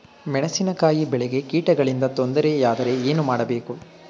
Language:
Kannada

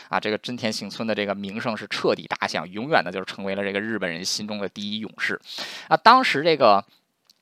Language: Chinese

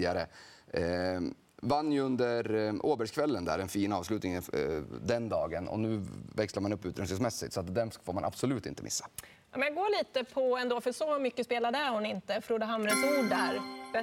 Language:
Swedish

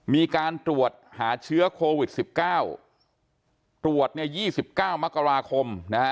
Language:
Thai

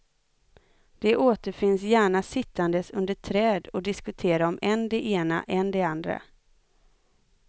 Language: Swedish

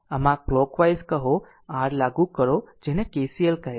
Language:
Gujarati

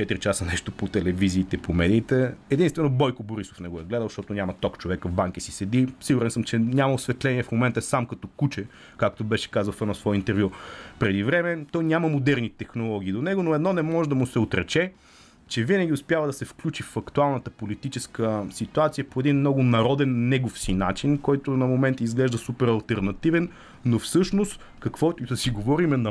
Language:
Bulgarian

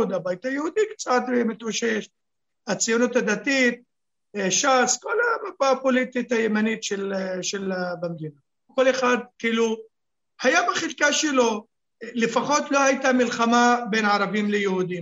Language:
Hebrew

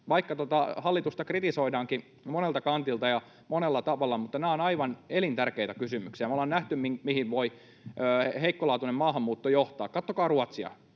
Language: Finnish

